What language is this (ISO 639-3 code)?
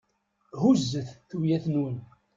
kab